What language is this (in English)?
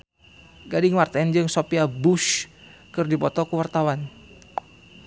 Sundanese